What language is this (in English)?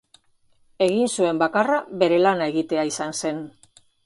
Basque